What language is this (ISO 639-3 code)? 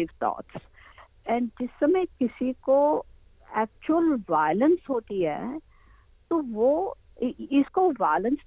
hin